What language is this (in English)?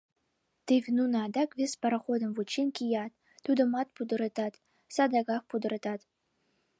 Mari